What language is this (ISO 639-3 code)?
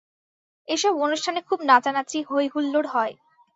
ben